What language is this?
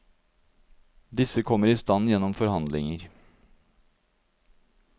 Norwegian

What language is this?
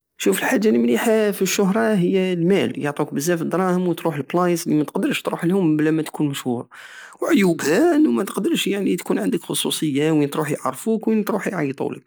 Algerian Saharan Arabic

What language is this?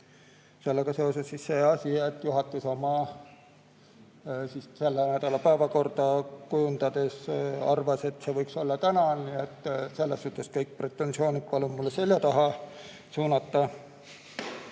Estonian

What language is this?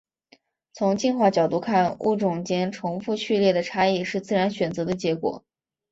Chinese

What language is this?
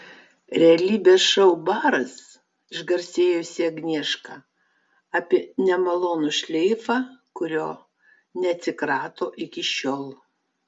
Lithuanian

